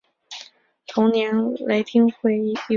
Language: Chinese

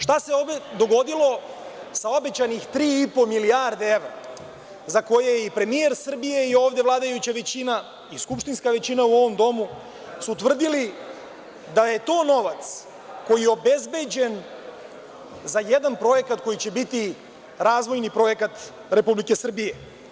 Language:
Serbian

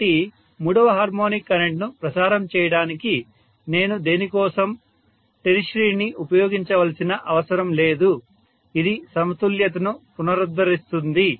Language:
Telugu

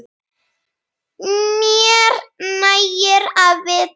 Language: Icelandic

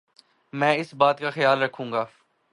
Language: Urdu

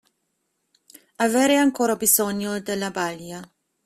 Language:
Italian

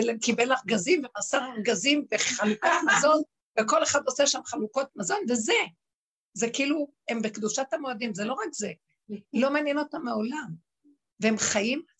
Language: Hebrew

